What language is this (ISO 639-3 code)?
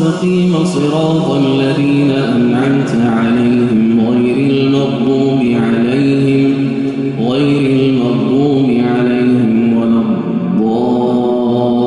ara